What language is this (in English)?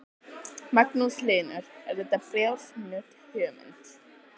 Icelandic